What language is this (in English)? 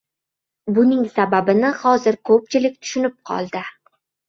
Uzbek